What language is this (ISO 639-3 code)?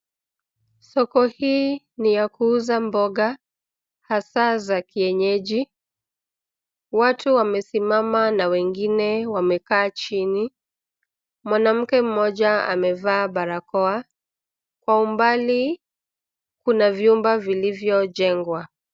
swa